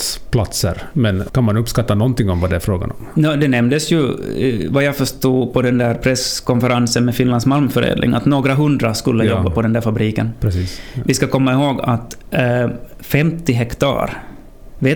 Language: Swedish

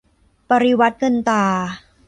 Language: Thai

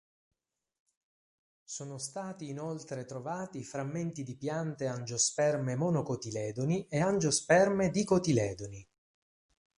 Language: Italian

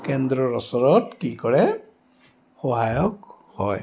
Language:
Assamese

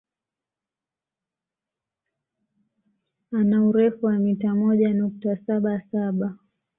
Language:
Swahili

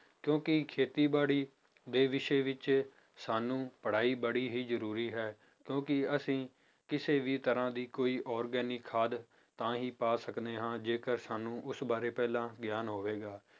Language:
Punjabi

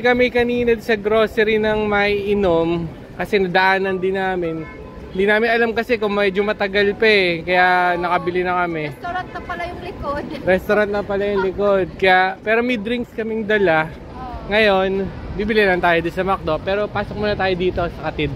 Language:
Filipino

